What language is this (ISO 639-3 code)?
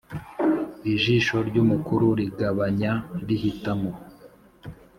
kin